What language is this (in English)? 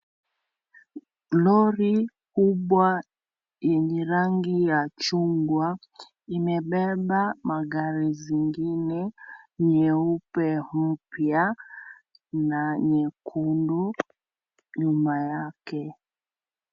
Swahili